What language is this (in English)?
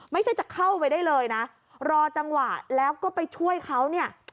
Thai